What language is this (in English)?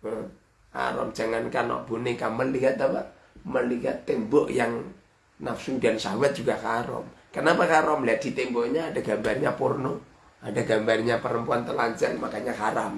Indonesian